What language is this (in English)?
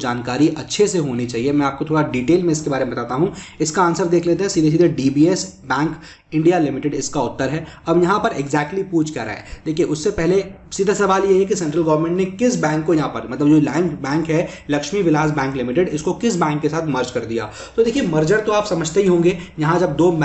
Hindi